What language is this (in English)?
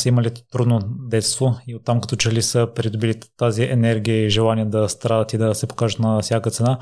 Bulgarian